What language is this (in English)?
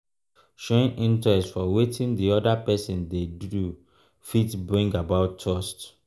Nigerian Pidgin